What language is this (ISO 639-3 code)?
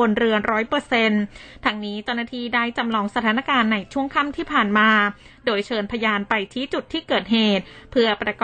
tha